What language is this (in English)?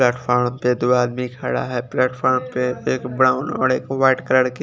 Hindi